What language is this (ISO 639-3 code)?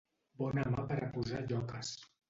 cat